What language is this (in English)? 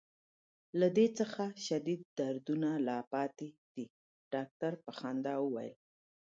Pashto